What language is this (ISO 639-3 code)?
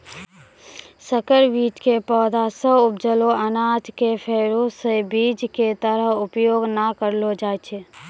mai